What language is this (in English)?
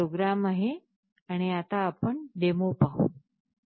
Marathi